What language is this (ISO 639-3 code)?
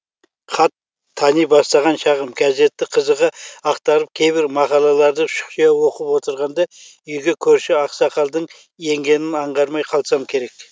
kaz